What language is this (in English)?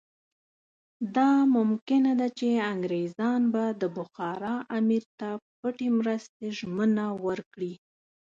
Pashto